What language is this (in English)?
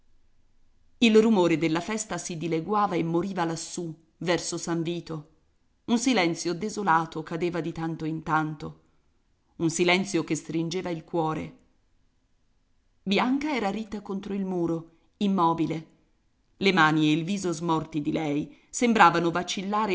Italian